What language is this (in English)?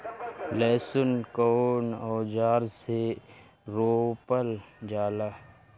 Bhojpuri